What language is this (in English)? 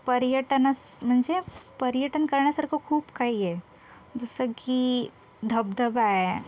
Marathi